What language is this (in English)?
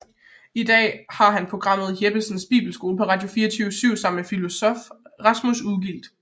Danish